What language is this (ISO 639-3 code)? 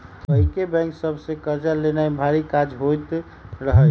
mag